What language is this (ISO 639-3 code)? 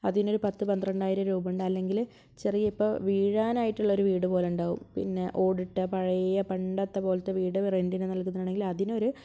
mal